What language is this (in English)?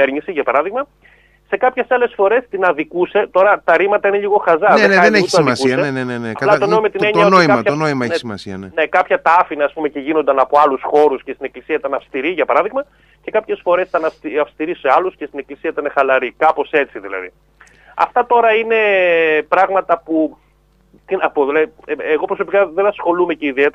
Greek